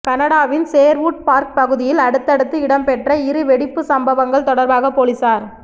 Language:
Tamil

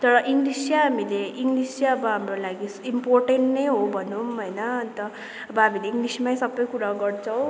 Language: Nepali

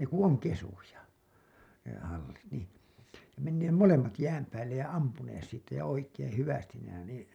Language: Finnish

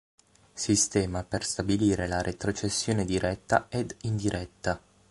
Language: Italian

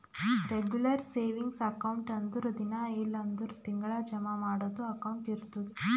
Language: Kannada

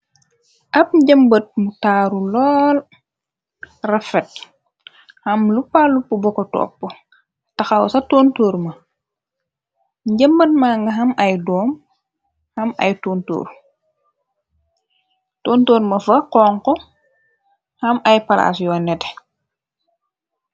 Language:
Wolof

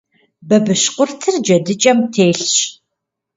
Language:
Kabardian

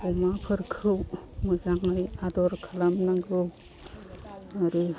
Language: Bodo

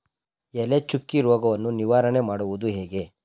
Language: Kannada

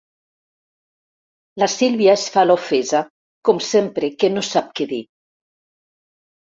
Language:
Catalan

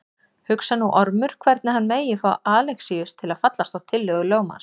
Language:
Icelandic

